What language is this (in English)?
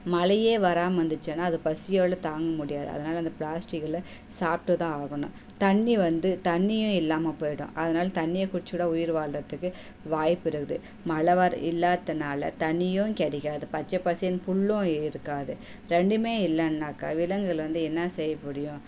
Tamil